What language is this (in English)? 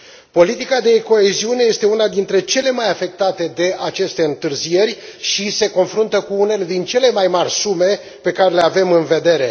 Romanian